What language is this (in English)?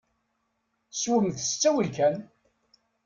Kabyle